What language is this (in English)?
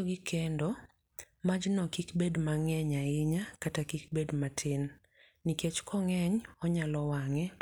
Luo (Kenya and Tanzania)